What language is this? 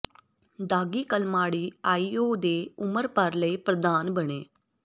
Punjabi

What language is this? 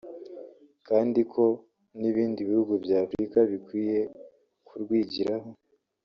Kinyarwanda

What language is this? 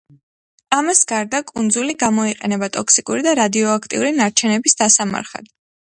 Georgian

